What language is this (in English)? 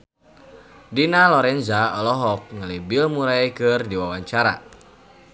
Sundanese